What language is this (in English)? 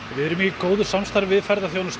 Icelandic